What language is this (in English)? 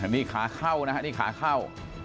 Thai